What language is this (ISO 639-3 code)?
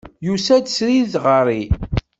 kab